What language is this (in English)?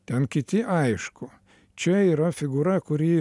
Lithuanian